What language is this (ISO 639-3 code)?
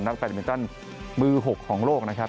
tha